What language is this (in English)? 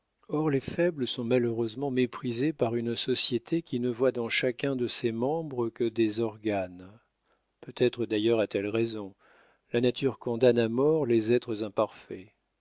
French